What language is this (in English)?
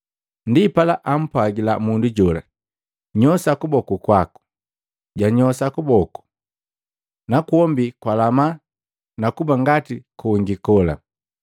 Matengo